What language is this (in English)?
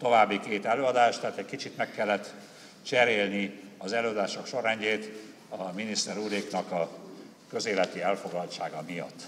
Hungarian